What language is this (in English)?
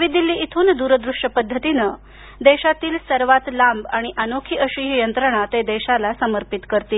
Marathi